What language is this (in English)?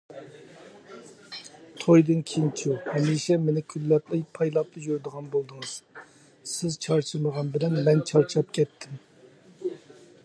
Uyghur